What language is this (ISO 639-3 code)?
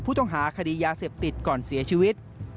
tha